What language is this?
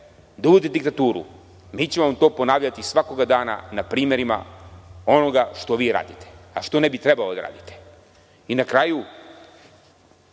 Serbian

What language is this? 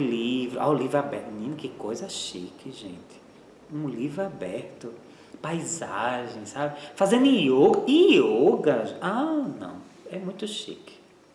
Portuguese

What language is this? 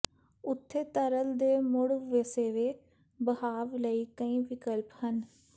Punjabi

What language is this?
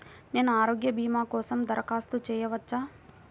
Telugu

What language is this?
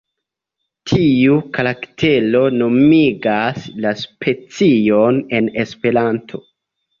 Esperanto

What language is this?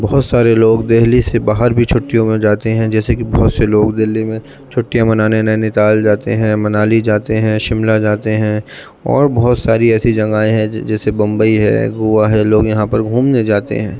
Urdu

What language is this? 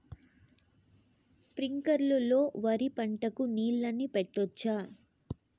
Telugu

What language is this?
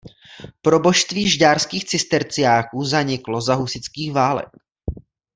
Czech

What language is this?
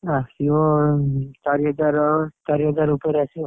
Odia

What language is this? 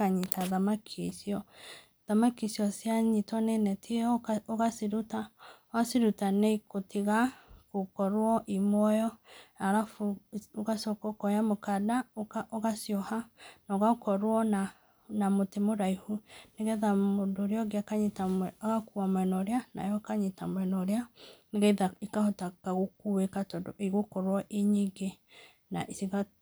Kikuyu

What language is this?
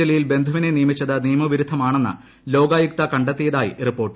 Malayalam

